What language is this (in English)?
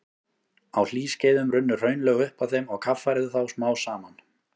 Icelandic